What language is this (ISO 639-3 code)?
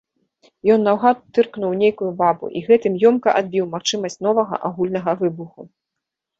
bel